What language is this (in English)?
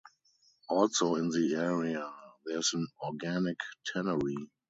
English